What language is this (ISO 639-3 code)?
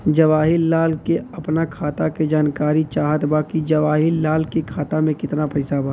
bho